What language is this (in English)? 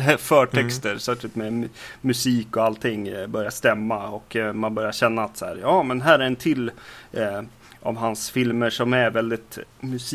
Swedish